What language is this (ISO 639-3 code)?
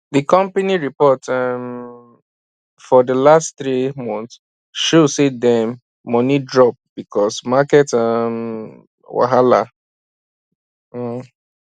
pcm